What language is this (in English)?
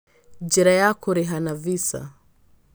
Kikuyu